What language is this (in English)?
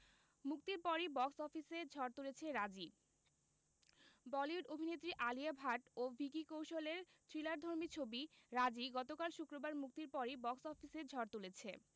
Bangla